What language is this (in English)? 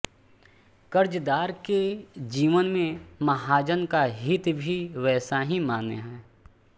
Hindi